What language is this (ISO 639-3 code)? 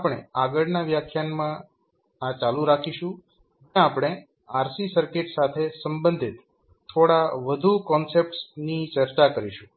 guj